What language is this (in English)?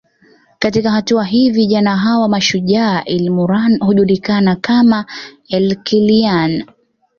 Swahili